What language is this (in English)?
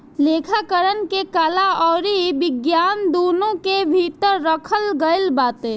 Bhojpuri